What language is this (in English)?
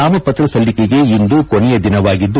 Kannada